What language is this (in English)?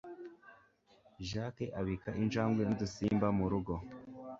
Kinyarwanda